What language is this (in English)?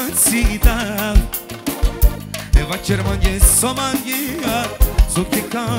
Turkish